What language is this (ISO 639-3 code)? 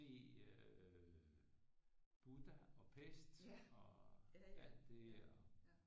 dan